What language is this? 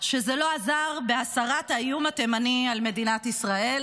Hebrew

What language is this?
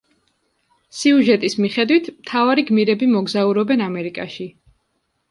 Georgian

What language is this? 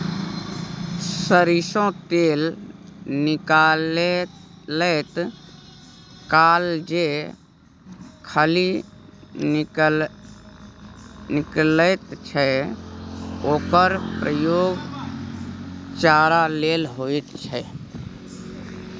Maithili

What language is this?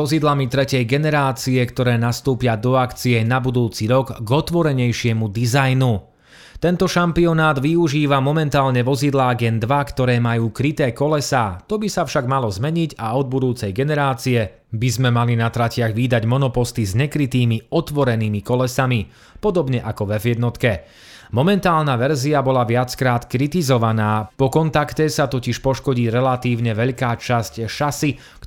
Slovak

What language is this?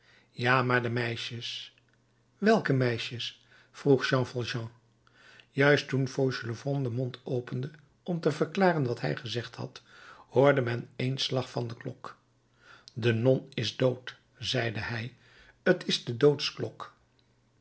Dutch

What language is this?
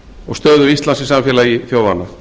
Icelandic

